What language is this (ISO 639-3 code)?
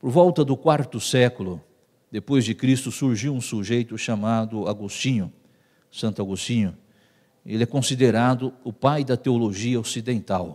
por